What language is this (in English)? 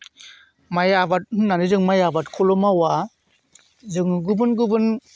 Bodo